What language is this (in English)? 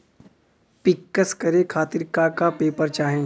Bhojpuri